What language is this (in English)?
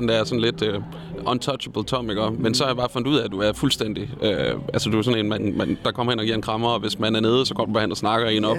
Danish